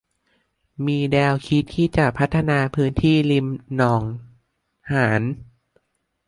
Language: Thai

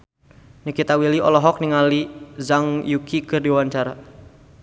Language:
Sundanese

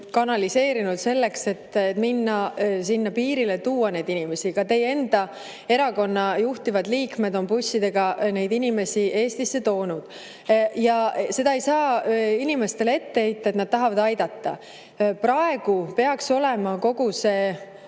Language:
Estonian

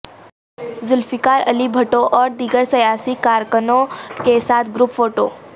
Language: Urdu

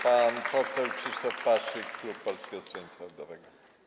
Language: Polish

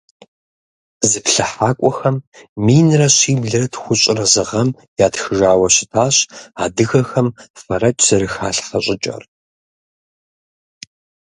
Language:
Kabardian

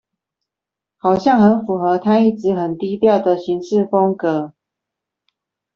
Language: Chinese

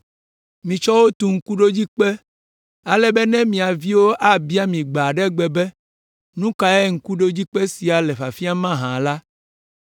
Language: Ewe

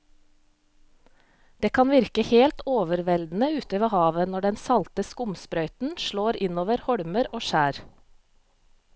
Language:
Norwegian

